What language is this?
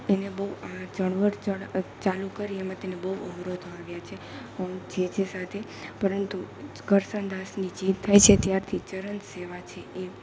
Gujarati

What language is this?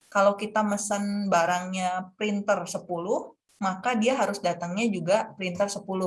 Indonesian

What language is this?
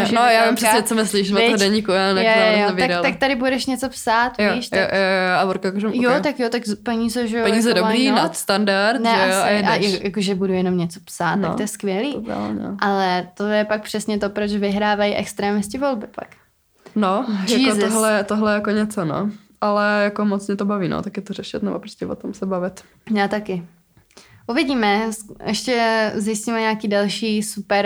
Czech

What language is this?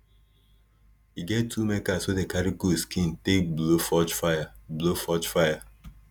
Nigerian Pidgin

